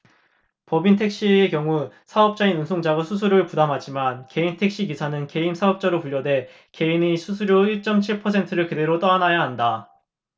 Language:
Korean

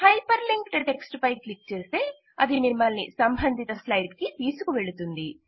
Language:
Telugu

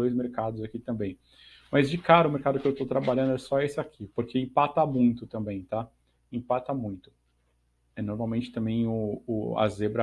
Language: Portuguese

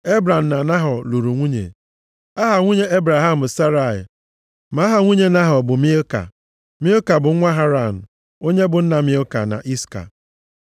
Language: Igbo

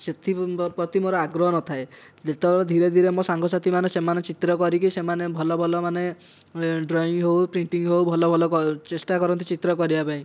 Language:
Odia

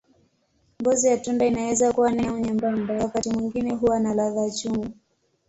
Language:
Swahili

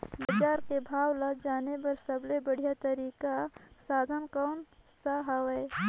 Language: Chhattisgarhi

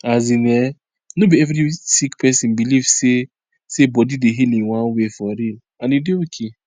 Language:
Nigerian Pidgin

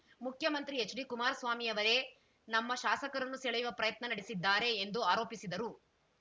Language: Kannada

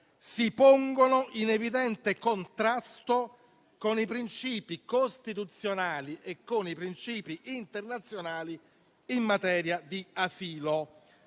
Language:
Italian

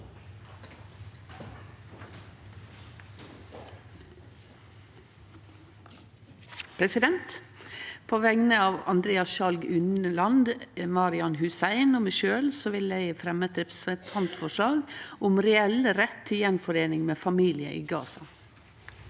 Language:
Norwegian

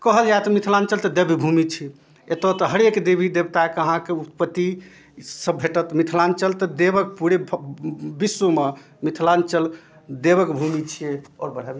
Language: Maithili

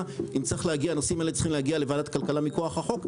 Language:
Hebrew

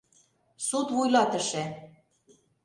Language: Mari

